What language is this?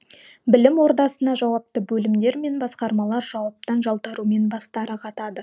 Kazakh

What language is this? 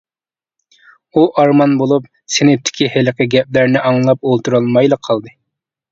Uyghur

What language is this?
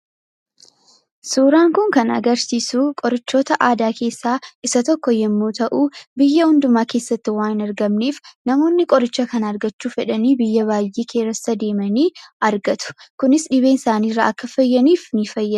Oromo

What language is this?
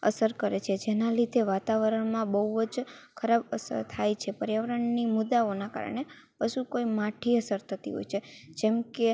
Gujarati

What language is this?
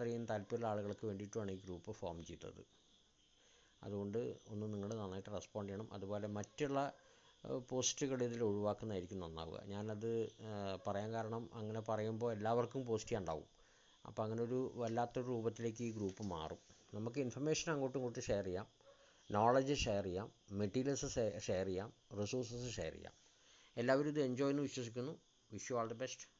Malayalam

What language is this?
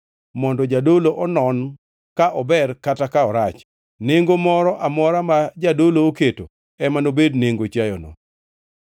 Luo (Kenya and Tanzania)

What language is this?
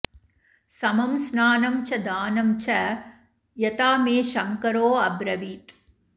Sanskrit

